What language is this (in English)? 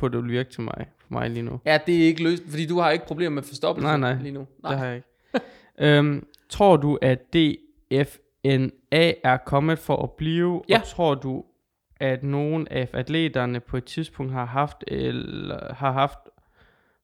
Danish